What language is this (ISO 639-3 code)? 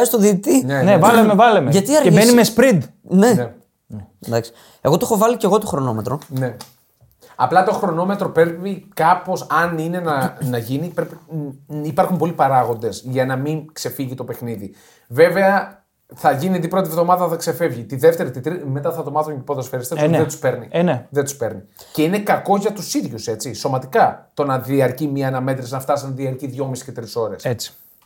ell